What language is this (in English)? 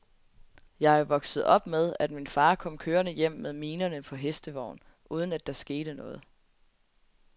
Danish